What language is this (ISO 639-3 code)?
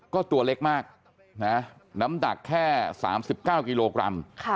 tha